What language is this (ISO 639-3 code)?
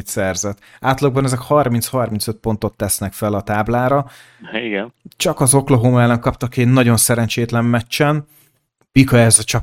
hun